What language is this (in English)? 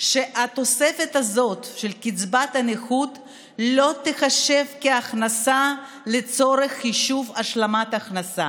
Hebrew